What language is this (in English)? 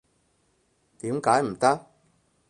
Cantonese